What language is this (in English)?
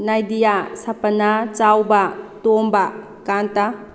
Manipuri